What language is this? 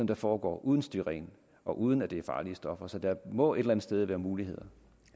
Danish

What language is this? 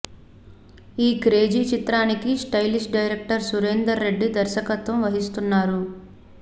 Telugu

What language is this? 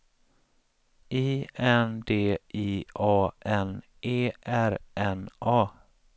Swedish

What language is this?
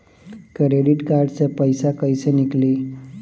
Bhojpuri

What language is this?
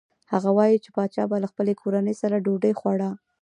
Pashto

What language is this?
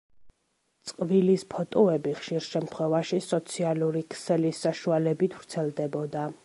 Georgian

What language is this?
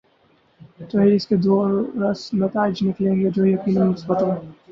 Urdu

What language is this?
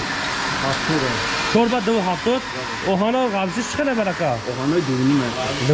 Turkish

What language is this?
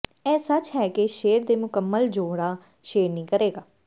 Punjabi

